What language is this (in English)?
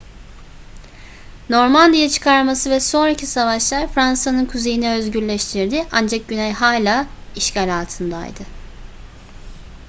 Turkish